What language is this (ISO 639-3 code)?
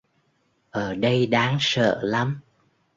vie